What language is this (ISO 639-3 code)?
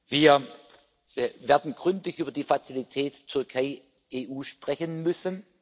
deu